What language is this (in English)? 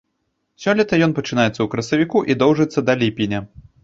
Belarusian